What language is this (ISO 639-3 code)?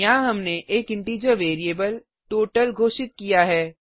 hin